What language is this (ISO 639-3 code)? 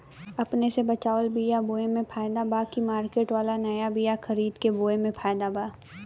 bho